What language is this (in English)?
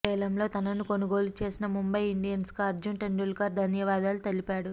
Telugu